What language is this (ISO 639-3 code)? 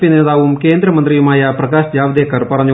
mal